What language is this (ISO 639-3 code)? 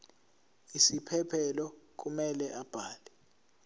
zul